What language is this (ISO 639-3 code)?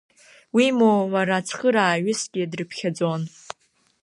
abk